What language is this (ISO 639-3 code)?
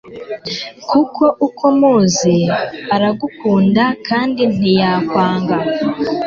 kin